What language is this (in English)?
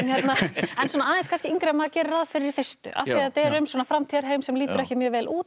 Icelandic